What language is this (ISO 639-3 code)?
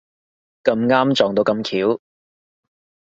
yue